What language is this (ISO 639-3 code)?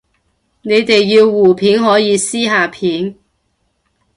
yue